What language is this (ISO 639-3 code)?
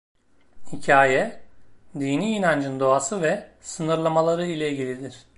tur